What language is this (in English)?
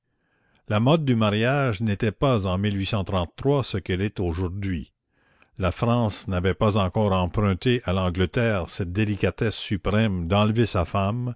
French